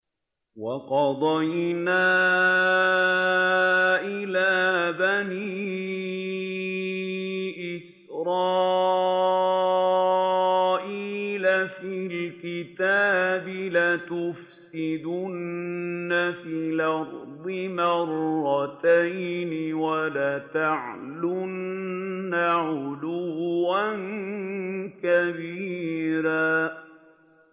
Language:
Arabic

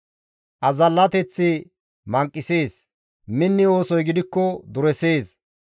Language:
Gamo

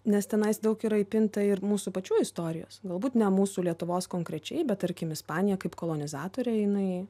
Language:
Lithuanian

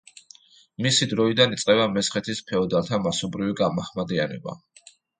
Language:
Georgian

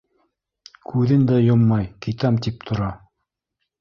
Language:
Bashkir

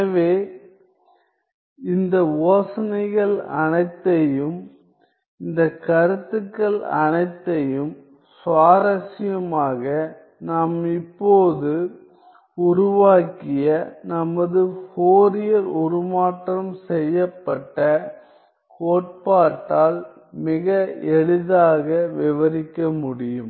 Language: Tamil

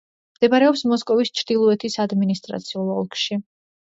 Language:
Georgian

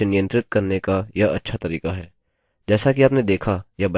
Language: Hindi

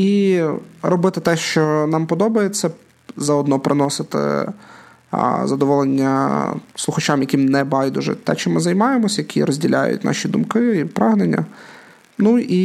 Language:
Ukrainian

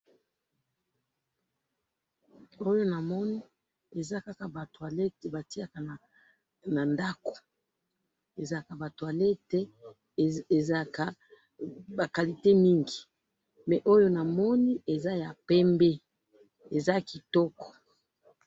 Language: Lingala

